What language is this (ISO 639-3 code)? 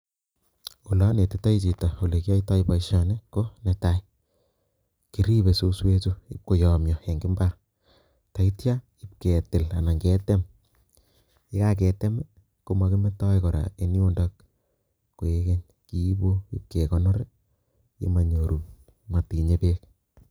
kln